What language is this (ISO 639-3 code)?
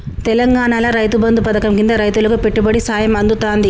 tel